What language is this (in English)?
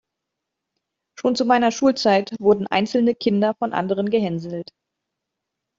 German